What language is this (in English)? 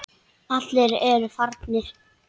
Icelandic